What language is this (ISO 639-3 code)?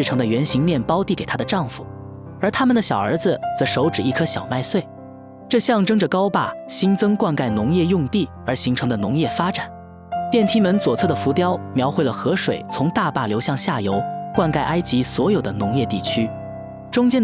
zho